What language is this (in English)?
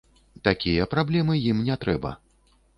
Belarusian